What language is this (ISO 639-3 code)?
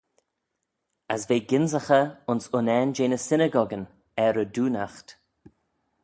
glv